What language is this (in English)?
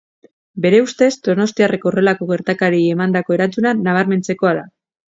Basque